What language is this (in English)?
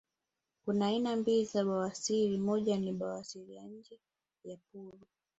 Swahili